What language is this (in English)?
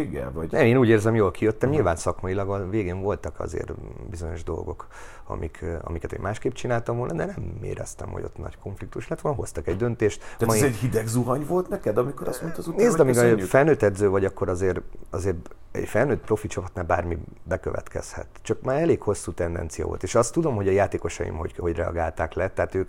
Hungarian